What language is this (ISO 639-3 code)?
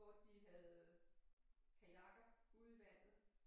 dan